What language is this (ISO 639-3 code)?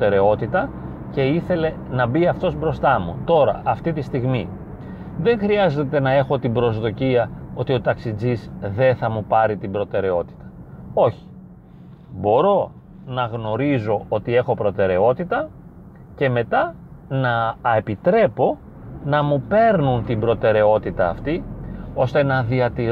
ell